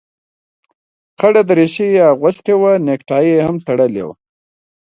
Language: Pashto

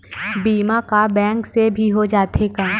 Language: Chhattisgarhi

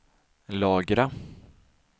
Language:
Swedish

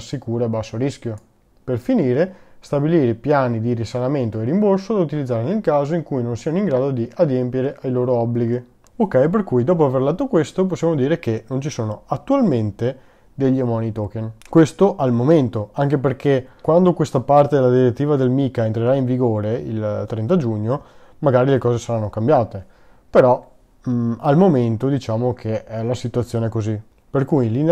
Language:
Italian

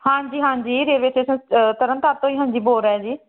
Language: Punjabi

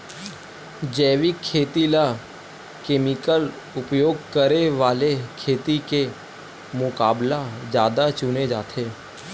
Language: Chhattisgarhi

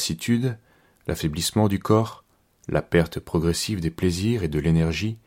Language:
French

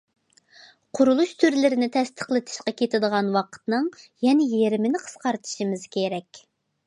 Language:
Uyghur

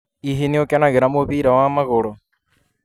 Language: Kikuyu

